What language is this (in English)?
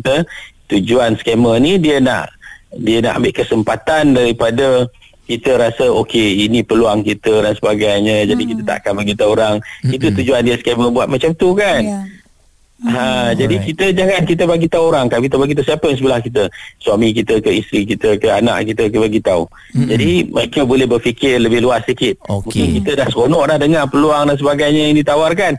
Malay